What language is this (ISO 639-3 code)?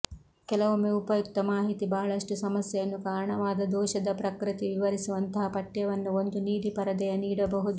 kan